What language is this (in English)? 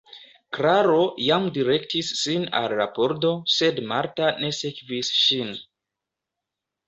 Esperanto